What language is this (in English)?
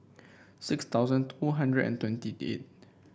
English